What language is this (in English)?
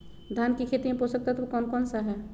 Magahi